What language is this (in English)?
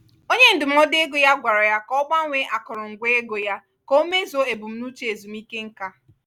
Igbo